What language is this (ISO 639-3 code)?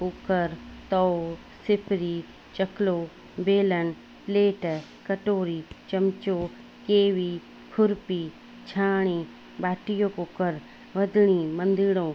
snd